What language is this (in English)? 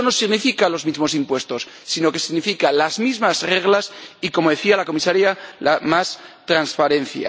Spanish